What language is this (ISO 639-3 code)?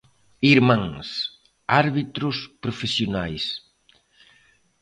glg